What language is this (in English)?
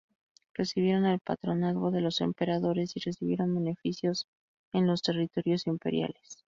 Spanish